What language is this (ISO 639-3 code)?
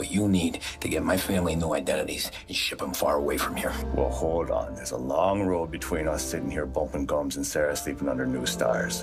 eng